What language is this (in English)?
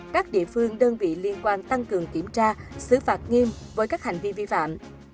Vietnamese